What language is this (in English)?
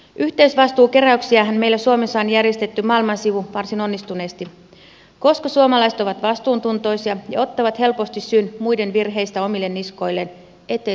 Finnish